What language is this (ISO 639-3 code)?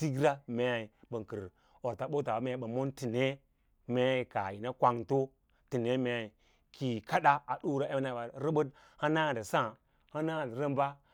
lla